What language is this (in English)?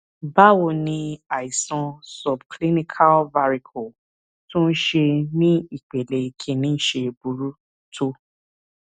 Yoruba